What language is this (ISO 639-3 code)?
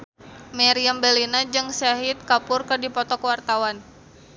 sun